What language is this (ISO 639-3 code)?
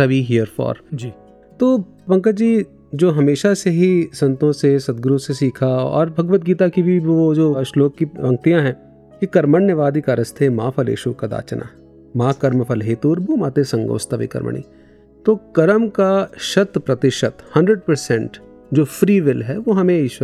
hin